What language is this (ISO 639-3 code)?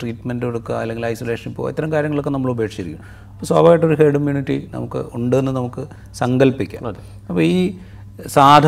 mal